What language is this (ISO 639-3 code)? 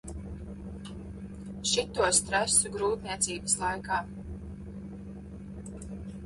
lav